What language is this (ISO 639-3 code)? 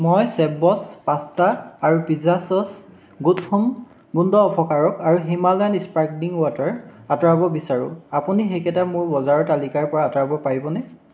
asm